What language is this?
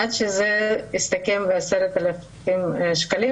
Hebrew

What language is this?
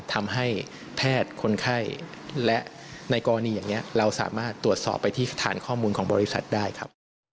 Thai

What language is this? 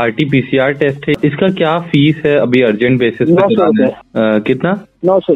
Hindi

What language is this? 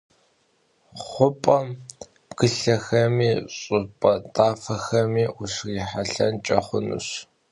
Kabardian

